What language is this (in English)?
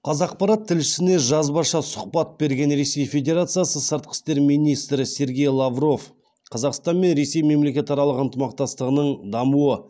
Kazakh